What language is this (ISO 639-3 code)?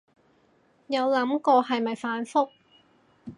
yue